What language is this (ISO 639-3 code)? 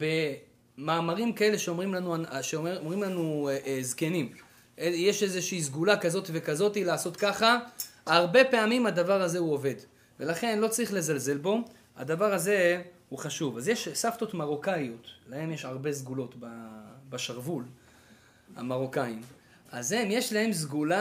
heb